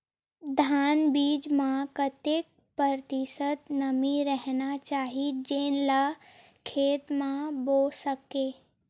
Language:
Chhattisgarhi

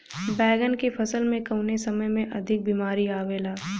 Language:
Bhojpuri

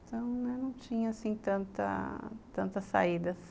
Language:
Portuguese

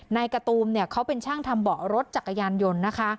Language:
Thai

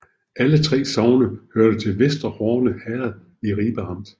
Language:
Danish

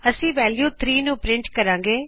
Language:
Punjabi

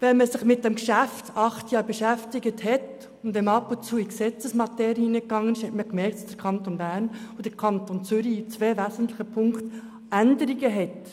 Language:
Swiss German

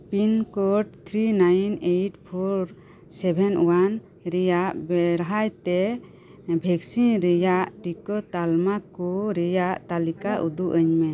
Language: Santali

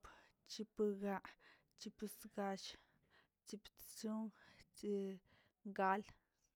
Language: Tilquiapan Zapotec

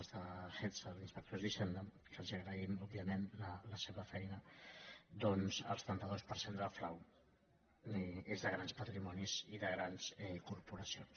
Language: Catalan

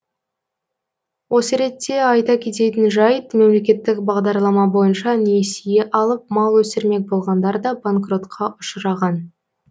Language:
Kazakh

